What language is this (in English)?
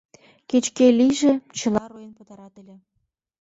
Mari